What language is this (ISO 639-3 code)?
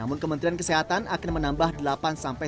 ind